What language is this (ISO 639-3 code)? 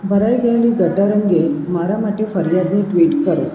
guj